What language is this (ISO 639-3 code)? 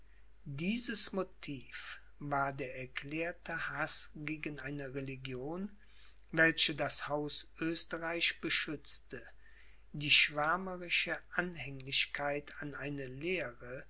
deu